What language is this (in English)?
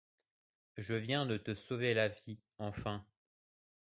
French